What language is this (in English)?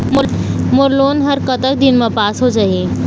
Chhattisgarhi